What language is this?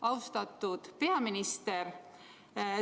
Estonian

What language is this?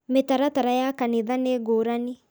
Kikuyu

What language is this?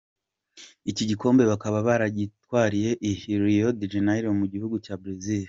Kinyarwanda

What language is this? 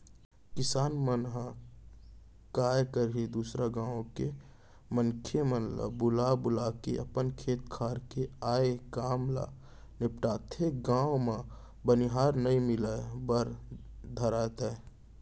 Chhattisgarhi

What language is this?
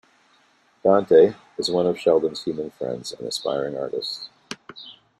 English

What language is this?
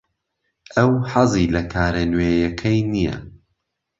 Central Kurdish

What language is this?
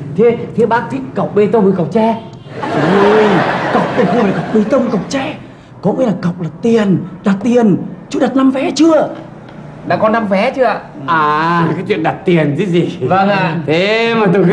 Vietnamese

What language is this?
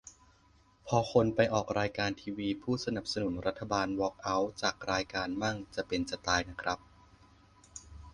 Thai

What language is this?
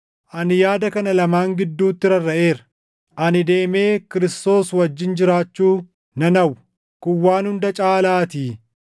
Oromo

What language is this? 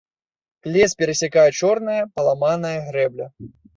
Belarusian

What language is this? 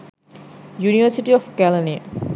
Sinhala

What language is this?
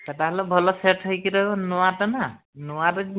Odia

